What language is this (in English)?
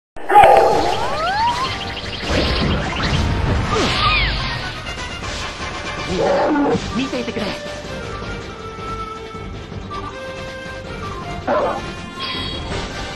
Japanese